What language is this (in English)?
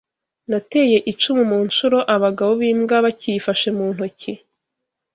Kinyarwanda